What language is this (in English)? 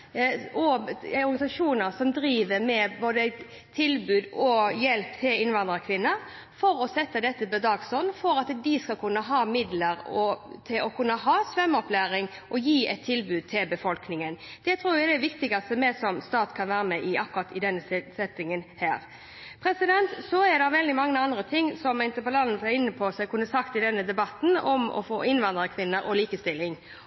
Norwegian Bokmål